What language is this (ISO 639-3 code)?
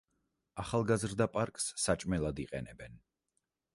kat